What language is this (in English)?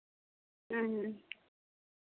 Santali